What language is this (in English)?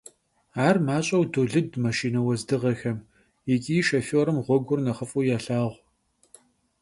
Kabardian